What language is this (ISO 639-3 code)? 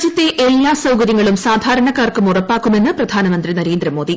mal